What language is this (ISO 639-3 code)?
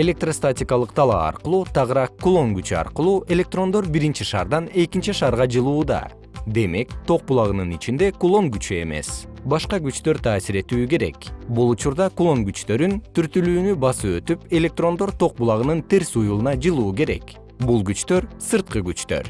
kir